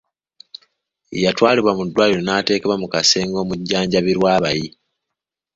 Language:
Ganda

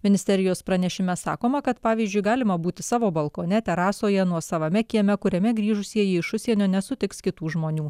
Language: Lithuanian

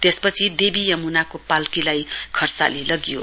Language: Nepali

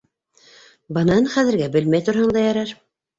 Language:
Bashkir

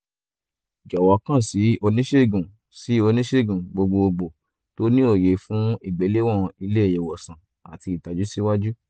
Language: Yoruba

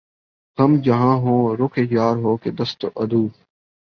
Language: Urdu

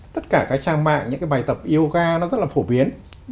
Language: Vietnamese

